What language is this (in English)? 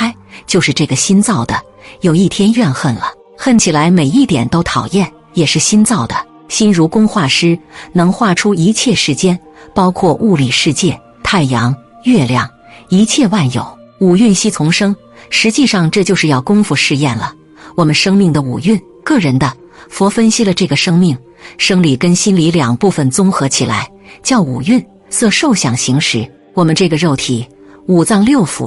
Chinese